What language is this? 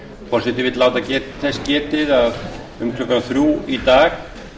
Icelandic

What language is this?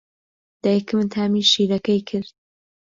Central Kurdish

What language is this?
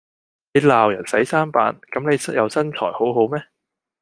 Cantonese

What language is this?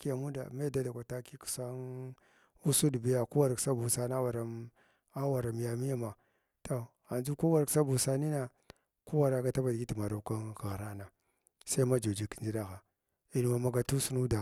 Glavda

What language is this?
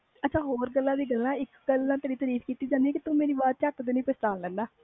Punjabi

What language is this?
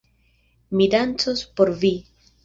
Esperanto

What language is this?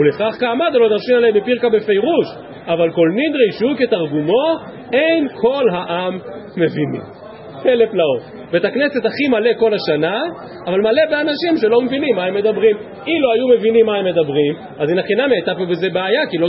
Hebrew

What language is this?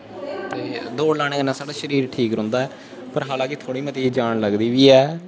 Dogri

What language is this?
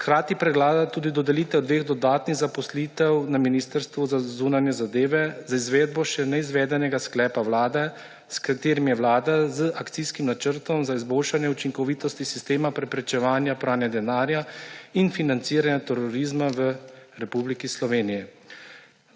Slovenian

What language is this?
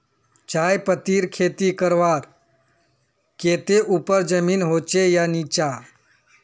Magahi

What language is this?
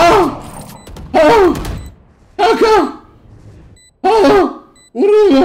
Turkish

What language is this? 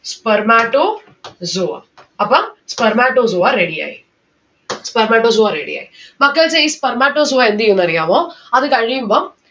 Malayalam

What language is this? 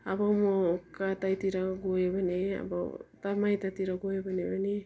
Nepali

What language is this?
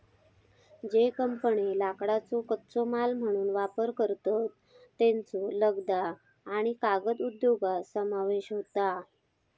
Marathi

